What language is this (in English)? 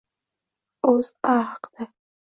Uzbek